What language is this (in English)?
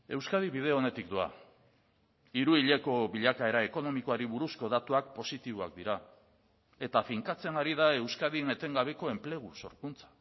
Basque